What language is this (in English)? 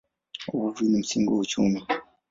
Swahili